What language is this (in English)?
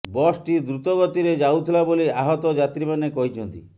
Odia